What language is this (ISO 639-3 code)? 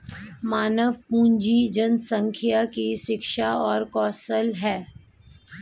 hin